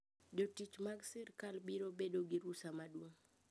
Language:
Luo (Kenya and Tanzania)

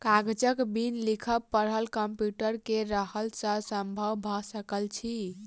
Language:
Maithili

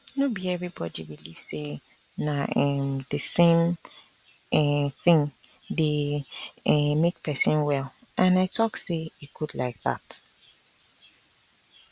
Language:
Nigerian Pidgin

